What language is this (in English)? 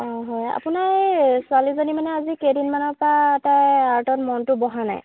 Assamese